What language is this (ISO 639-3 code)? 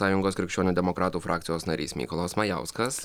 lit